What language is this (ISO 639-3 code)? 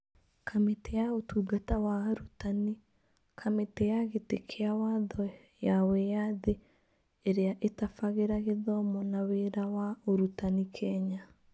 kik